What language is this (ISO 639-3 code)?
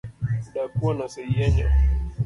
luo